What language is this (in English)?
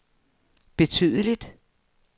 Danish